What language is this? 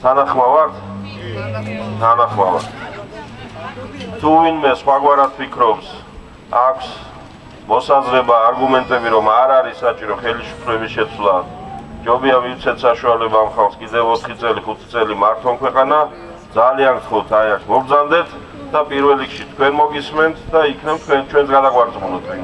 French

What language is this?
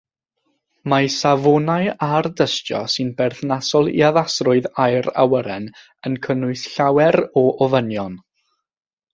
Welsh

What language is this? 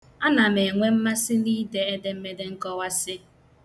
Igbo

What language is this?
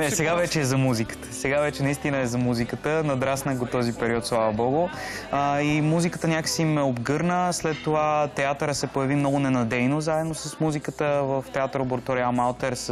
Bulgarian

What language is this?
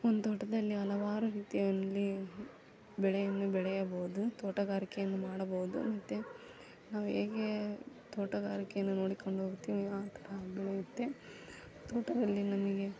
Kannada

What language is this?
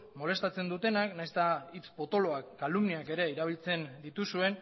Basque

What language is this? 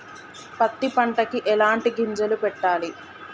Telugu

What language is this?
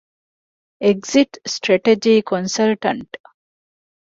Divehi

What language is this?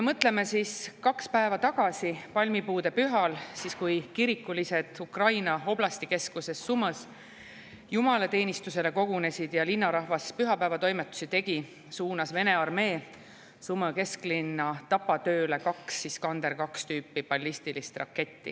Estonian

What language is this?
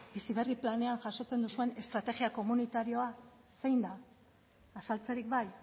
Basque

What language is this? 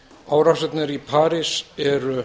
Icelandic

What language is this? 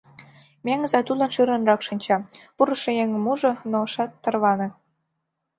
Mari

